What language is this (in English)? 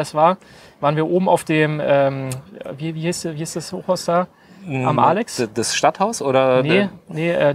German